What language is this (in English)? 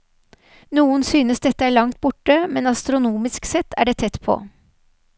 Norwegian